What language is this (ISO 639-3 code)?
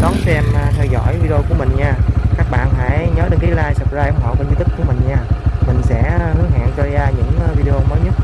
vie